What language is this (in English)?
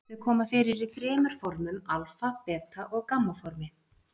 Icelandic